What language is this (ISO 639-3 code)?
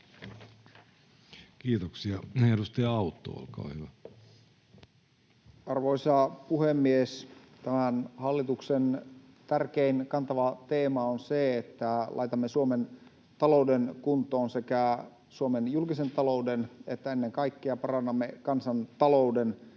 fin